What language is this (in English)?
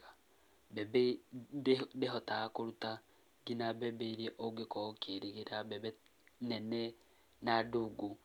Kikuyu